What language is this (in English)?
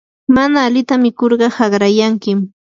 Yanahuanca Pasco Quechua